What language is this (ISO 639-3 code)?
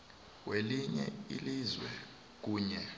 nbl